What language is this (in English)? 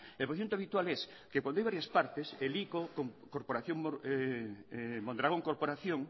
Spanish